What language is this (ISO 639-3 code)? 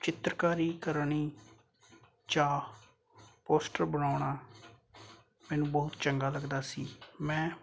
pan